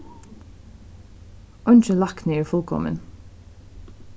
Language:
Faroese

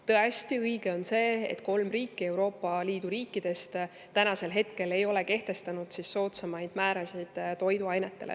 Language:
Estonian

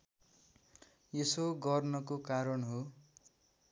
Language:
Nepali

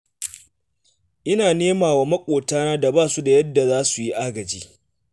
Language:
Hausa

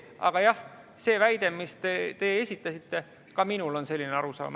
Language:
Estonian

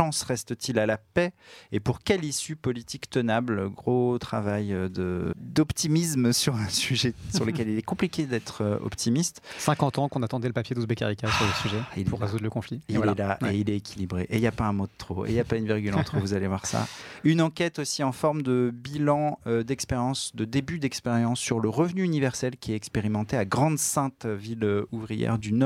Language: French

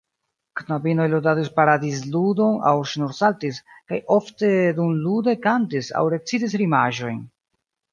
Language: Esperanto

